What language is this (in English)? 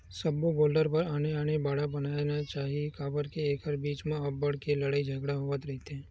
Chhattisgarhi